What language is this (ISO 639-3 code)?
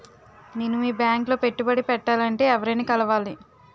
tel